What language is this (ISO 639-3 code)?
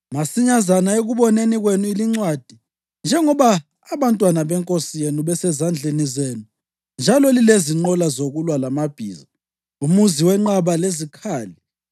nde